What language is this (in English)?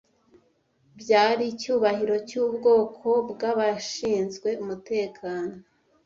Kinyarwanda